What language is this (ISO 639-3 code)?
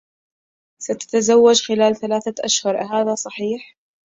ara